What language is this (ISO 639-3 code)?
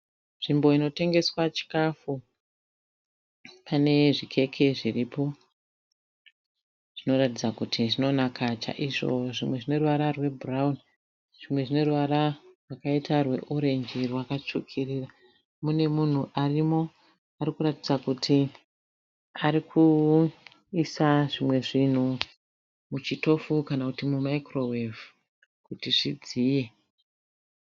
sna